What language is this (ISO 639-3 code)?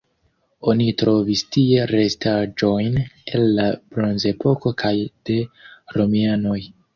epo